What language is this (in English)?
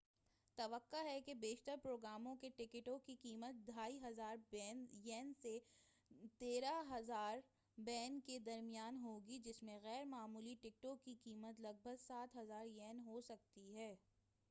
Urdu